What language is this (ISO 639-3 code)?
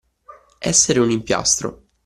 ita